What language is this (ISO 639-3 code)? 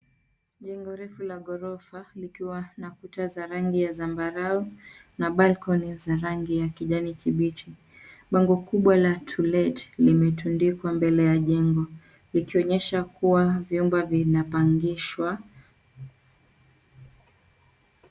swa